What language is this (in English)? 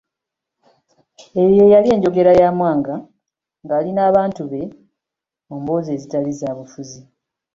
Ganda